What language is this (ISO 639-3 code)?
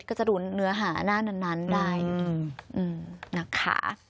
tha